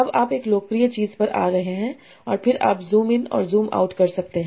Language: Hindi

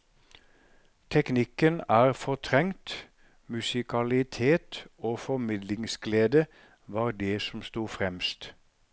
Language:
Norwegian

